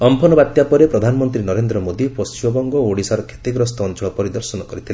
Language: Odia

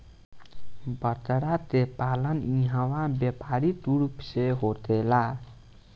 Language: Bhojpuri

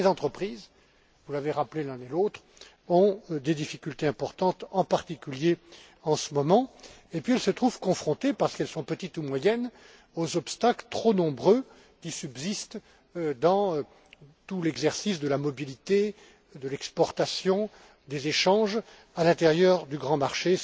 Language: French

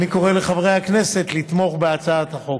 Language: Hebrew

